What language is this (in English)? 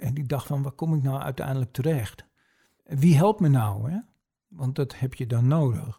Dutch